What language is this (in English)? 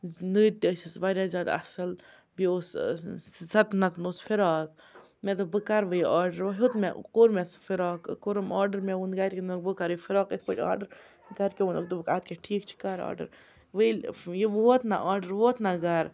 Kashmiri